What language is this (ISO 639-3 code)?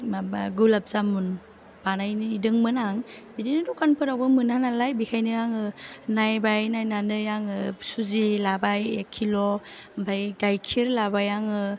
brx